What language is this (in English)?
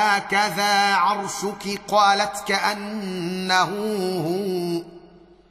Arabic